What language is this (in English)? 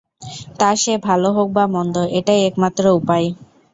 Bangla